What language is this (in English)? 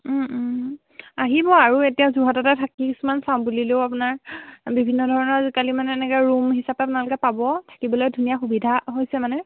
Assamese